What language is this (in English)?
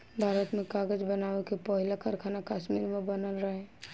Bhojpuri